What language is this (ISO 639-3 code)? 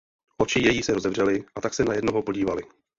ces